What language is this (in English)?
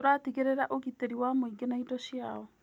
Kikuyu